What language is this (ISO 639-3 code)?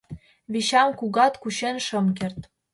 chm